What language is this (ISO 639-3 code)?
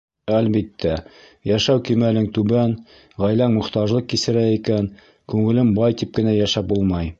bak